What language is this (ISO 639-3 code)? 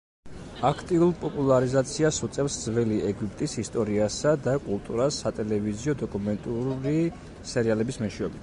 kat